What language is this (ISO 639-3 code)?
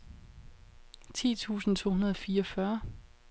dan